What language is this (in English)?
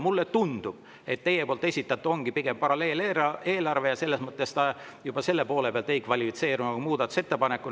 Estonian